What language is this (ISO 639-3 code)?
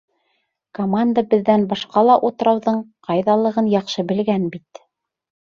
bak